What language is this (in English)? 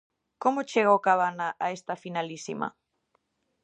Galician